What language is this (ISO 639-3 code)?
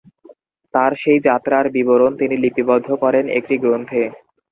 ben